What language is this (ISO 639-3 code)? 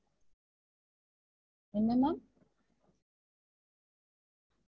tam